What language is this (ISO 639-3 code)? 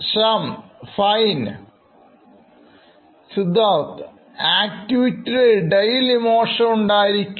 mal